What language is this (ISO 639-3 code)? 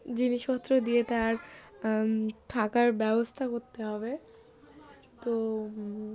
ben